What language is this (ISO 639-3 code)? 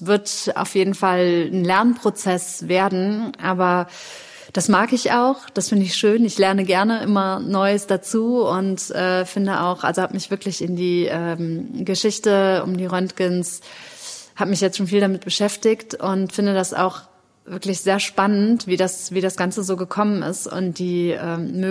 deu